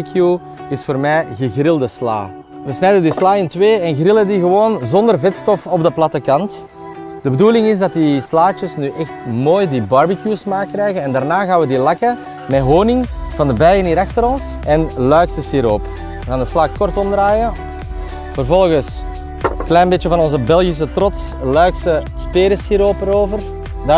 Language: Dutch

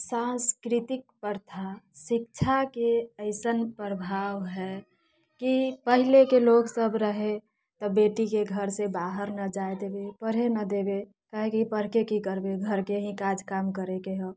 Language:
Maithili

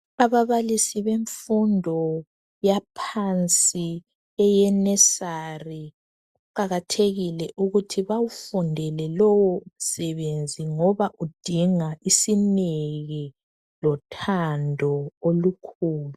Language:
North Ndebele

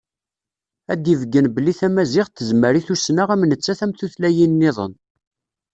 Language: Kabyle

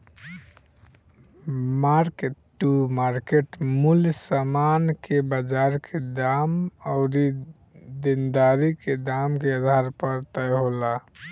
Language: Bhojpuri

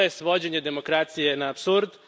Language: Croatian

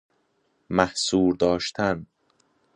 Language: Persian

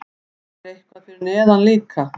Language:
Icelandic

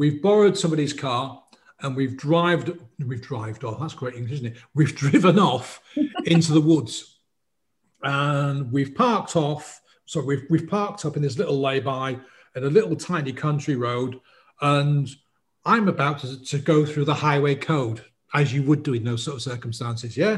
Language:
English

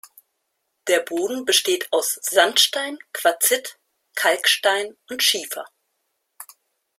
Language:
German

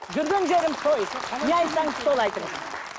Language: Kazakh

